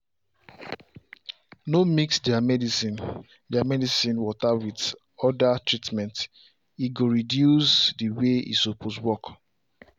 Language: Nigerian Pidgin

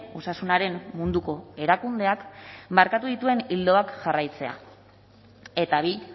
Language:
Basque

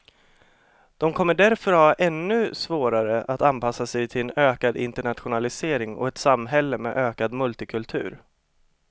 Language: Swedish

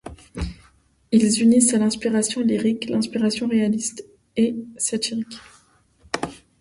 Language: French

